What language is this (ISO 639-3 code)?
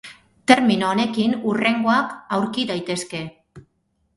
eus